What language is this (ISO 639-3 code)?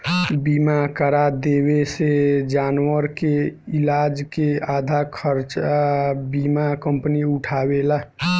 bho